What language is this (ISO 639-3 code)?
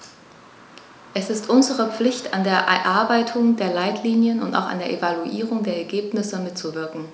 deu